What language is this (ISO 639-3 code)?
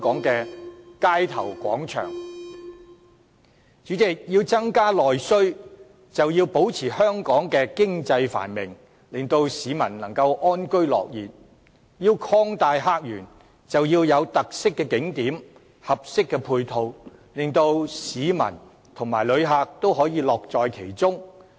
yue